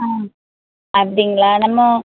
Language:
Tamil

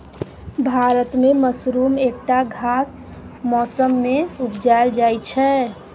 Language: Maithili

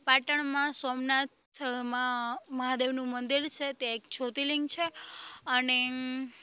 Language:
Gujarati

